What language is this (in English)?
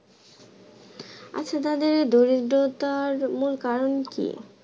Bangla